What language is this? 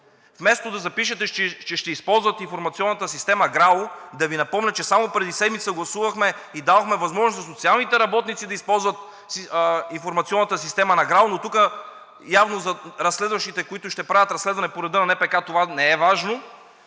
Bulgarian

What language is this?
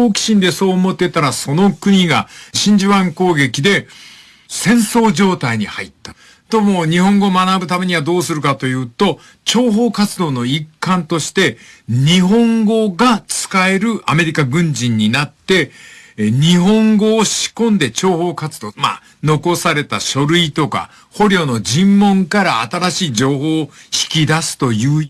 Japanese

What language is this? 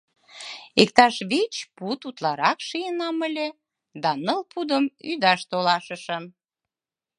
Mari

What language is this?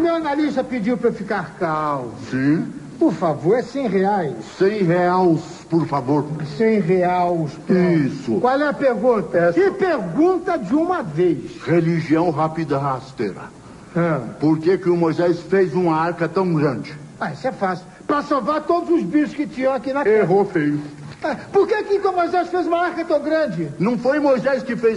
Portuguese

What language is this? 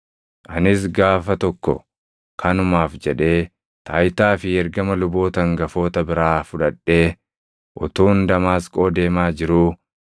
Oromo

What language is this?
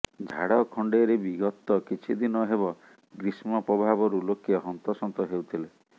Odia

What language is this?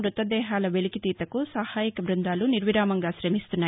Telugu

